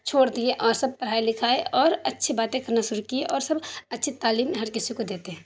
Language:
Urdu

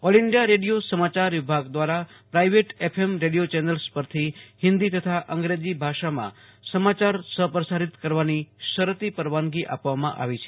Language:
Gujarati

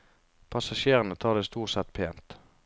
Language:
Norwegian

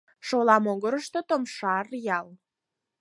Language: Mari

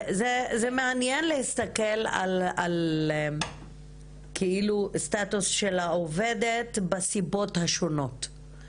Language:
Hebrew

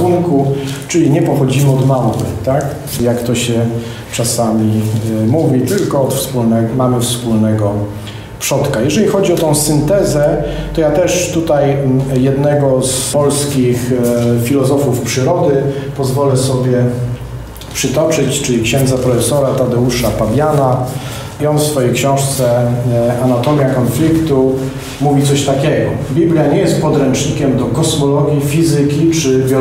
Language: Polish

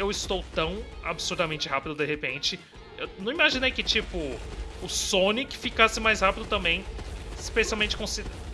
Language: Portuguese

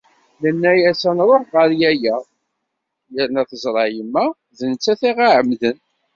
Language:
Kabyle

